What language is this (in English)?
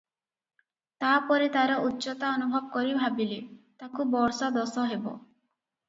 Odia